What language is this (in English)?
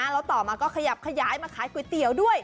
Thai